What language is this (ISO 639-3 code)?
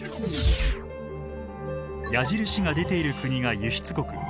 jpn